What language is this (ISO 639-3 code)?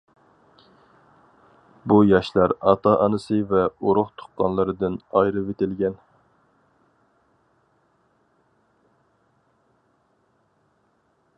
uig